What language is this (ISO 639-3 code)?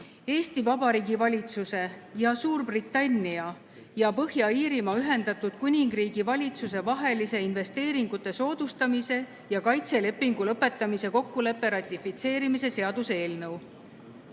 est